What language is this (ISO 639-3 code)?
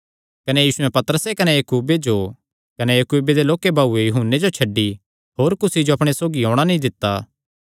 xnr